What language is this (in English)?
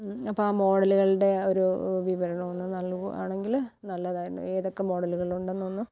Malayalam